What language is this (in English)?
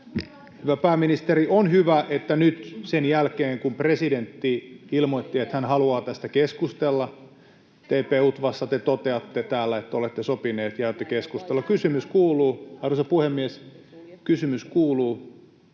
Finnish